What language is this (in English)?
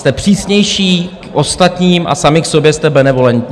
Czech